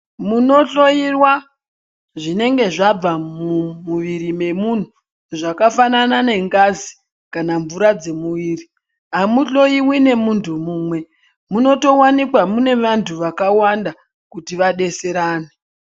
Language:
Ndau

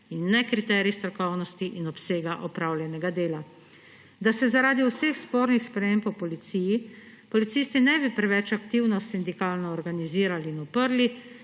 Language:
Slovenian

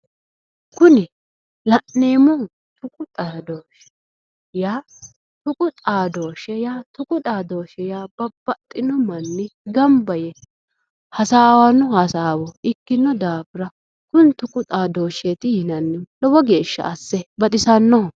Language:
Sidamo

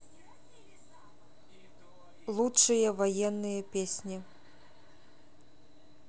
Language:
Russian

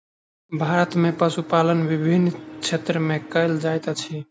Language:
Maithili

